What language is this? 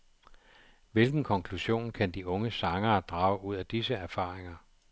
Danish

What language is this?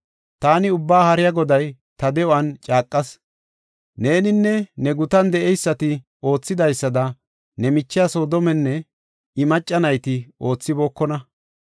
Gofa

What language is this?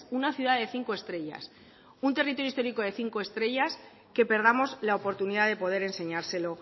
Spanish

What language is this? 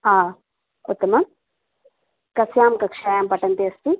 Sanskrit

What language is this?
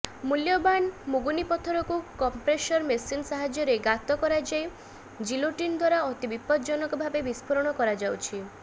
Odia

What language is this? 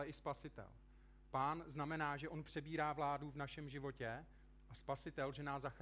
Czech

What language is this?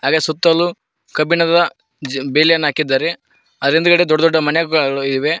Kannada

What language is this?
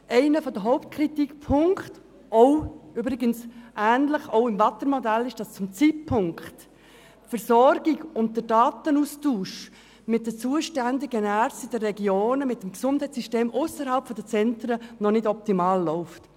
Swiss German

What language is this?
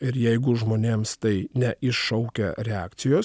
Lithuanian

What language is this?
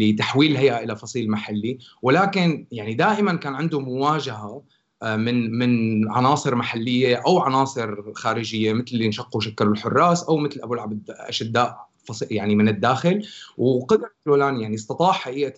Arabic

